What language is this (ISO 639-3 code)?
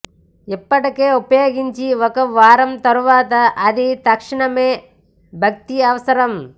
tel